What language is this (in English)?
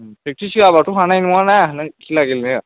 Bodo